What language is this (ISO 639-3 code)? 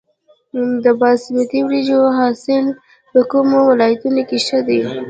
pus